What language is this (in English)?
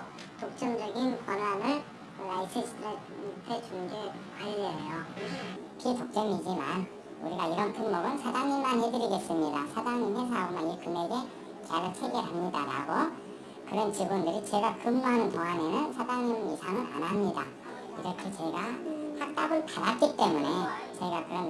Korean